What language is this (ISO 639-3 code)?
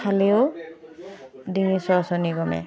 asm